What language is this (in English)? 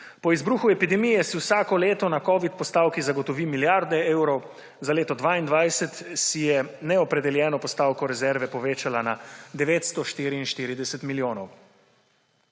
Slovenian